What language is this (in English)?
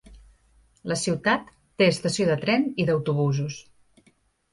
Catalan